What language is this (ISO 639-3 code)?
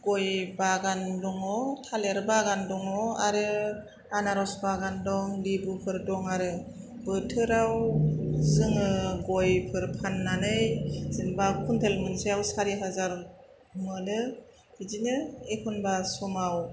brx